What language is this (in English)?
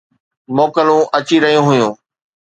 Sindhi